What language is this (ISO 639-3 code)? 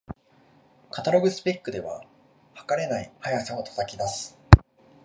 jpn